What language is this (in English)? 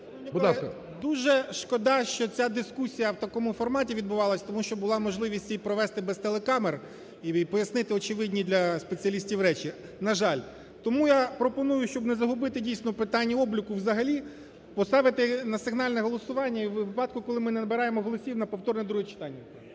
Ukrainian